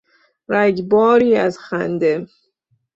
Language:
Persian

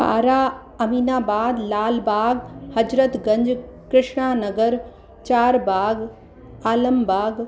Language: Sindhi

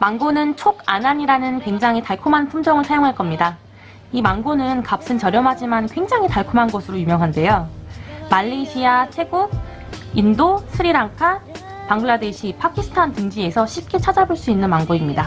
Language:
Korean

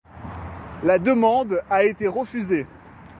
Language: French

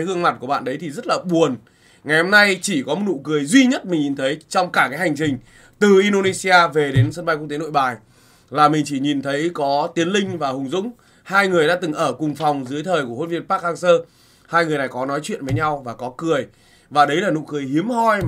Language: Vietnamese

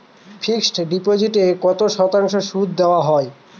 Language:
Bangla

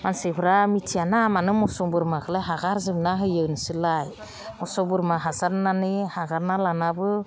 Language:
Bodo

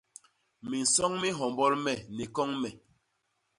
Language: Basaa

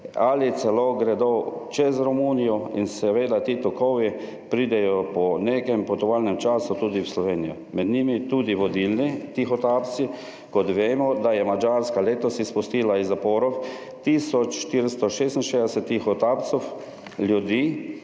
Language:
Slovenian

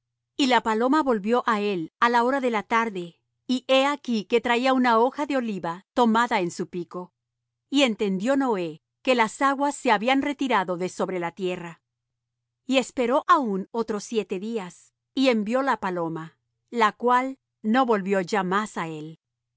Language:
Spanish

